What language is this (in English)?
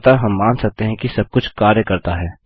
Hindi